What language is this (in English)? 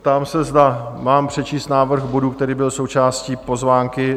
Czech